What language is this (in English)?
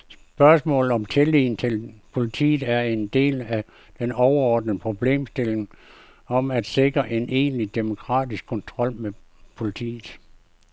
Danish